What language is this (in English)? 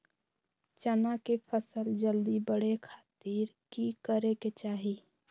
Magahi